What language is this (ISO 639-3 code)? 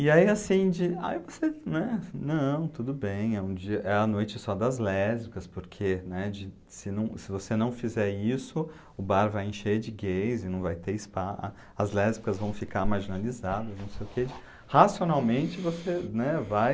por